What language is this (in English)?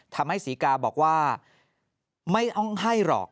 Thai